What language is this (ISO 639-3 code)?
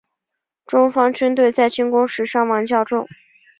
zho